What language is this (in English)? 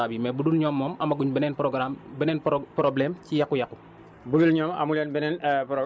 Wolof